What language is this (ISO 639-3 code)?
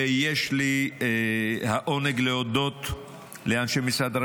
heb